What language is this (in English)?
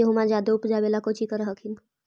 Magahi